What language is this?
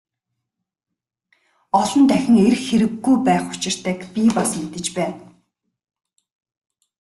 Mongolian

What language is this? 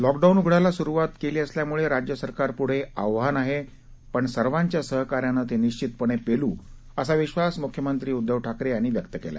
Marathi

